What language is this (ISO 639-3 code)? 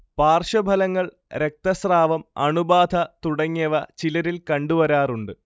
mal